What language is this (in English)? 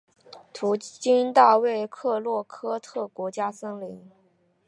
Chinese